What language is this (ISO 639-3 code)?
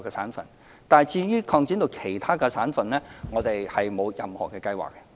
yue